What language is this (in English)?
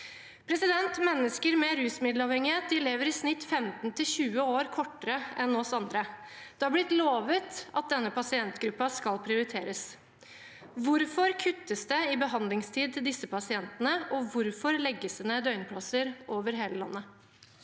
Norwegian